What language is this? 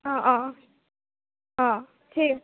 Assamese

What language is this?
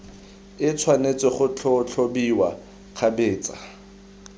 Tswana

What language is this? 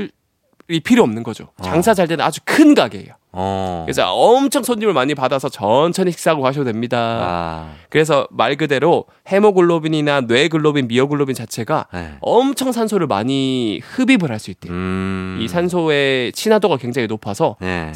Korean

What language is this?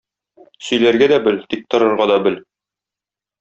Tatar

